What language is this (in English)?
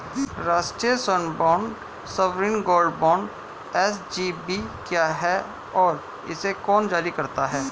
Hindi